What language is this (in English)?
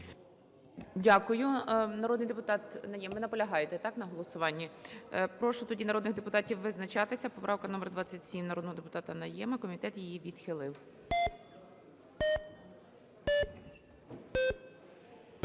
Ukrainian